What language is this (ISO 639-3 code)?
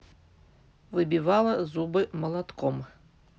rus